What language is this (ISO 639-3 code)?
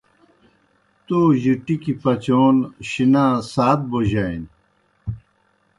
plk